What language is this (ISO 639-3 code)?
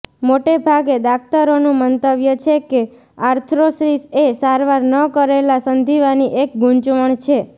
guj